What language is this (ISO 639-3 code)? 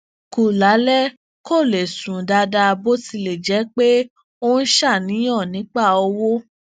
yor